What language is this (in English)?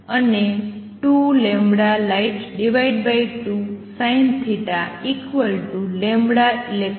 Gujarati